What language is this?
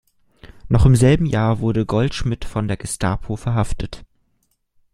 German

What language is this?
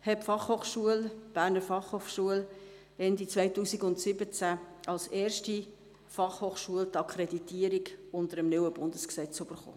Swiss German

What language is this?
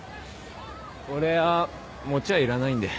Japanese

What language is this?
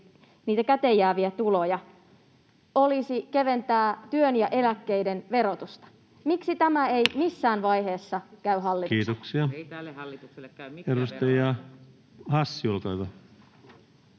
Finnish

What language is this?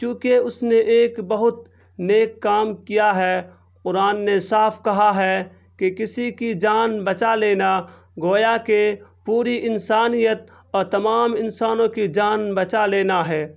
Urdu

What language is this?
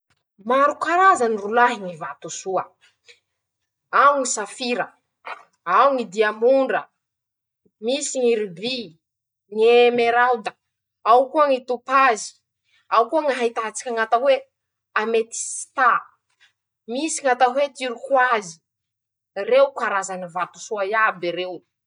Masikoro Malagasy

